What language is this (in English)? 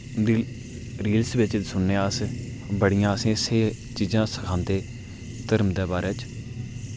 Dogri